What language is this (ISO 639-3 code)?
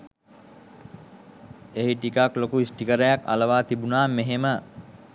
sin